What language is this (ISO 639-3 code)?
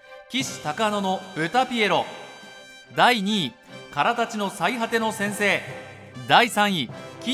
jpn